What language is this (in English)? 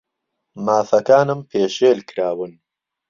Central Kurdish